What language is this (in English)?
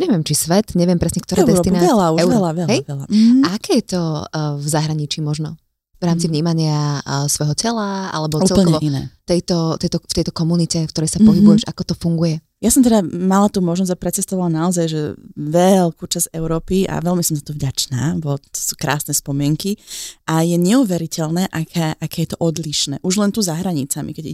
Slovak